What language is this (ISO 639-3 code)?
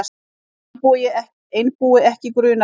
isl